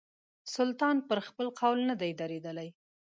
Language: Pashto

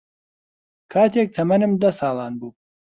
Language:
Central Kurdish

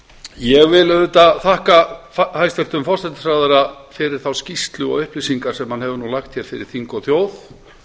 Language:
Icelandic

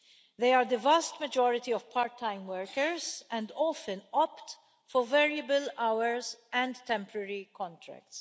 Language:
English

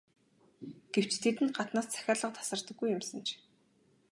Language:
Mongolian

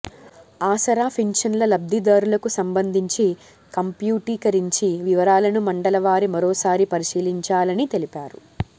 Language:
Telugu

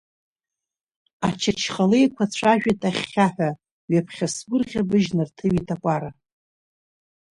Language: Abkhazian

